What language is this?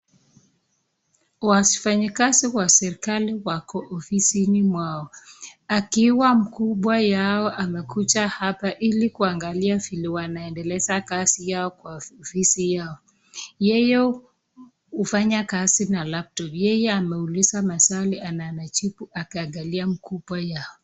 Swahili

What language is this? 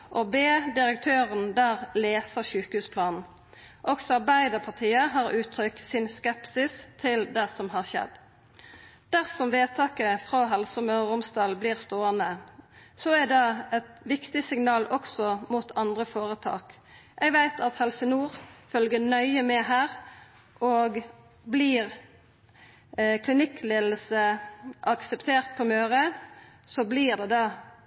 Norwegian Nynorsk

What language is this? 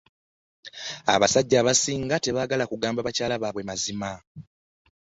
Ganda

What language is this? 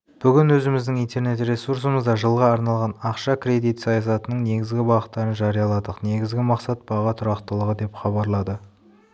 Kazakh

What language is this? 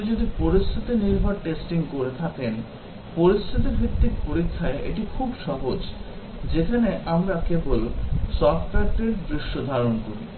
Bangla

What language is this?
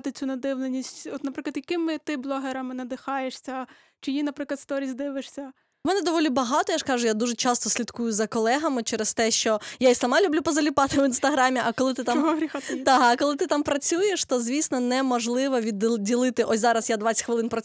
Ukrainian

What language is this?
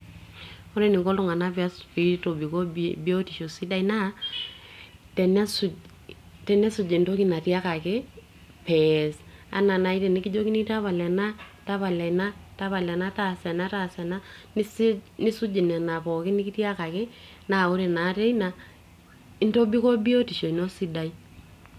Masai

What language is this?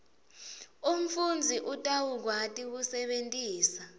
Swati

